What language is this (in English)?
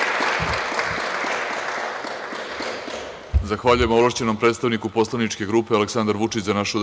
Serbian